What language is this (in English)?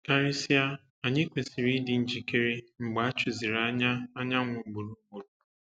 Igbo